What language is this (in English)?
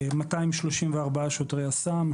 Hebrew